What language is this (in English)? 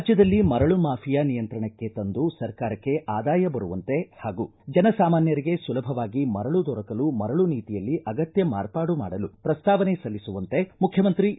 Kannada